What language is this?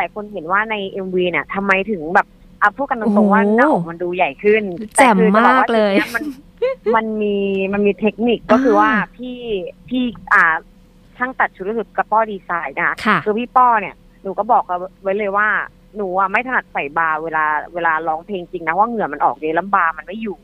Thai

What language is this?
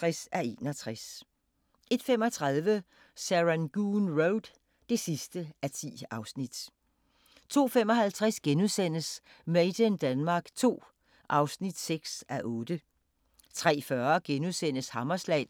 Danish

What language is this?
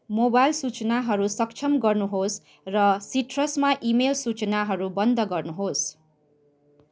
Nepali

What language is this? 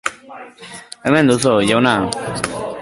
Basque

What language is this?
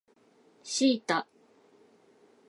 Japanese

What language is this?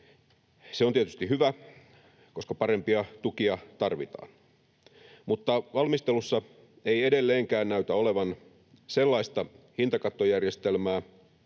Finnish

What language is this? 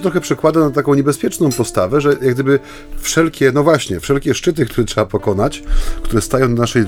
Polish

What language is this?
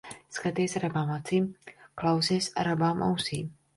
Latvian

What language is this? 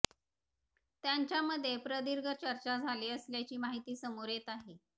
Marathi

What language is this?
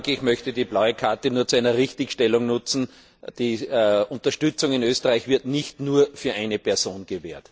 German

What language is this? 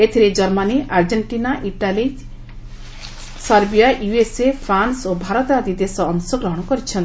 Odia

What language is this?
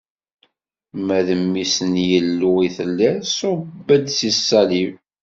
Kabyle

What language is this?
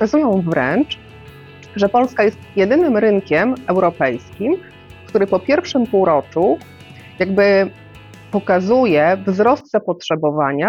Polish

